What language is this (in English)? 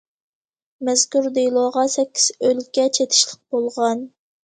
Uyghur